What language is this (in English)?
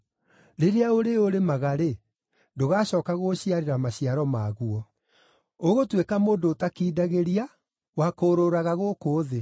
Kikuyu